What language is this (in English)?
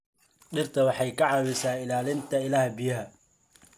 Somali